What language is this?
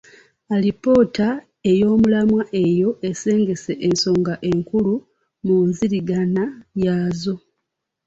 Ganda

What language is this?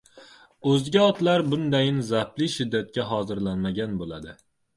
Uzbek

